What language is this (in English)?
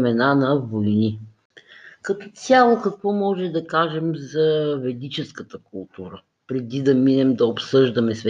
Bulgarian